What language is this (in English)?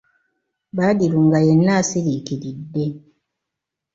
Ganda